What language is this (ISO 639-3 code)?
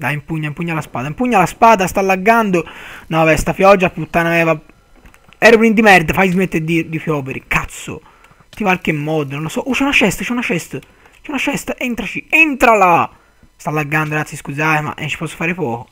ita